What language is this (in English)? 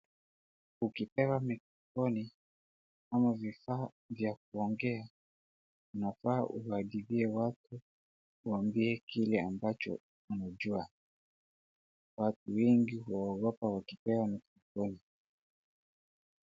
Swahili